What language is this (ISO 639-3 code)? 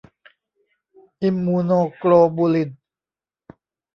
tha